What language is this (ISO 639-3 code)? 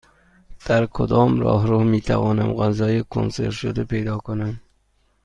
fas